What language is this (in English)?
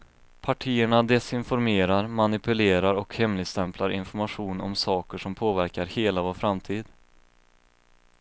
Swedish